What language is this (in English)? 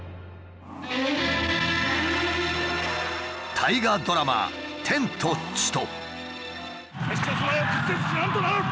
Japanese